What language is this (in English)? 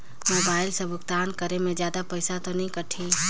Chhattisgarhi